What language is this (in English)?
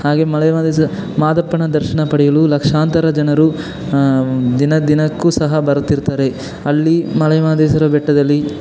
Kannada